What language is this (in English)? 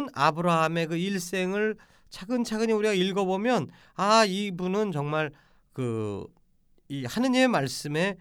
Korean